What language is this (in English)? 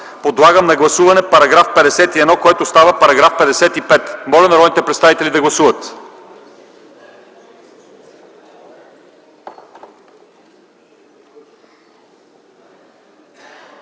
Bulgarian